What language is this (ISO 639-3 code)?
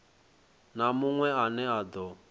ven